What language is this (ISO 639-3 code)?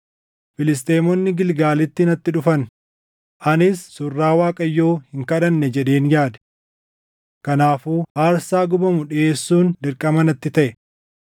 orm